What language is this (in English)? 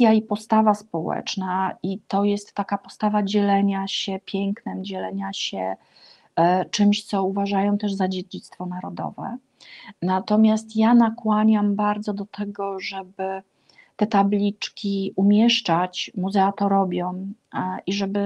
Polish